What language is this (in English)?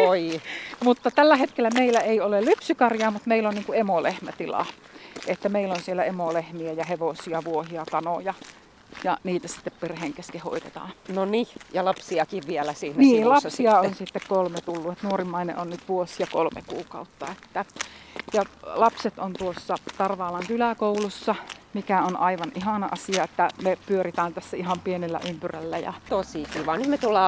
Finnish